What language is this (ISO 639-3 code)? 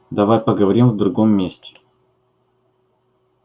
rus